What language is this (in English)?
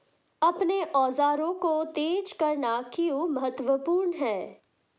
Hindi